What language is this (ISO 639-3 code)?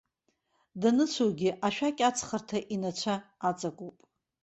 abk